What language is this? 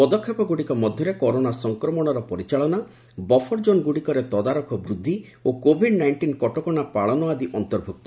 Odia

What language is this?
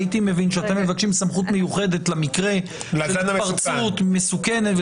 Hebrew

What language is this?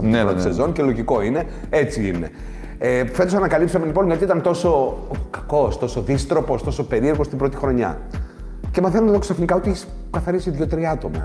Greek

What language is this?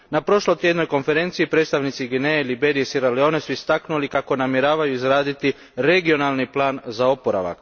Croatian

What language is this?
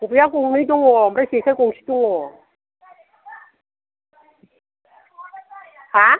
Bodo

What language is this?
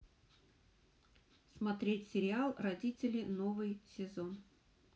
Russian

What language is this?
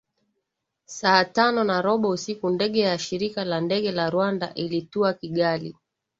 Swahili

